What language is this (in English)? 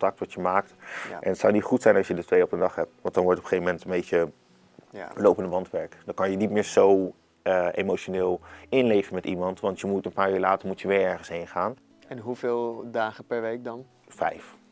Dutch